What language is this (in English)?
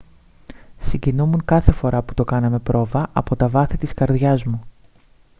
Greek